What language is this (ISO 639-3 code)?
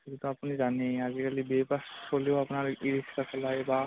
asm